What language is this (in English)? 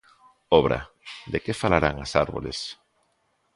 Galician